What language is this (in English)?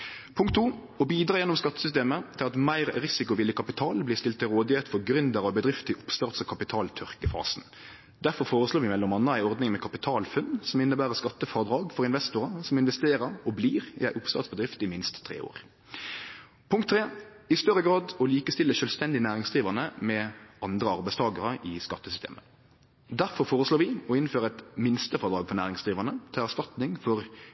Norwegian Nynorsk